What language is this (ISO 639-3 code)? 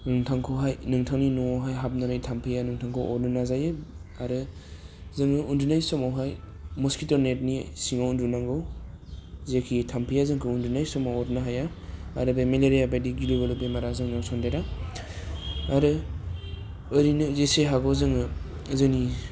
brx